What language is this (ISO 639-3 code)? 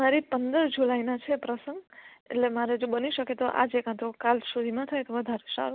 guj